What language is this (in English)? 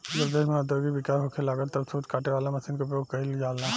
Bhojpuri